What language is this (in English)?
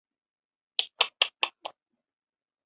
Chinese